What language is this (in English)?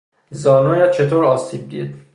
Persian